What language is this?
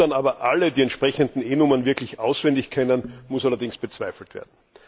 German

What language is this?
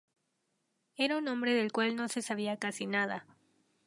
Spanish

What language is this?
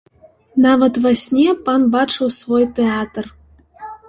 Belarusian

